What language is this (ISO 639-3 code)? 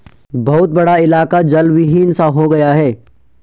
hin